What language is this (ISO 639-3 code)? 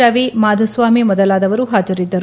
kan